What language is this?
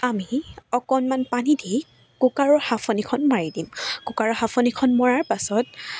Assamese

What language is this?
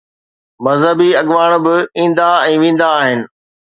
Sindhi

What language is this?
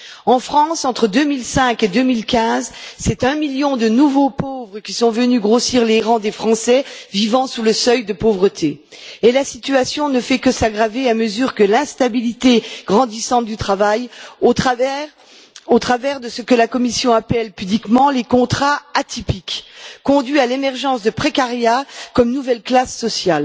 French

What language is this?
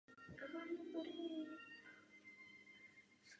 Czech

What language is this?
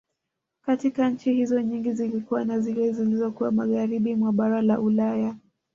Swahili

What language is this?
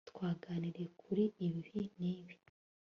Kinyarwanda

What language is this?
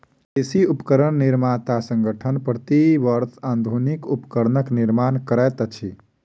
Maithili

